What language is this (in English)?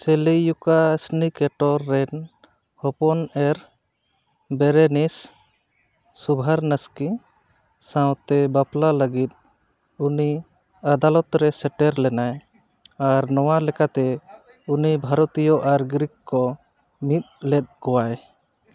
Santali